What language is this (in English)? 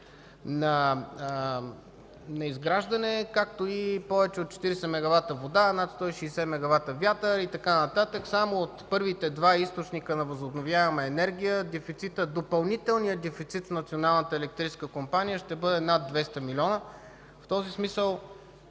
Bulgarian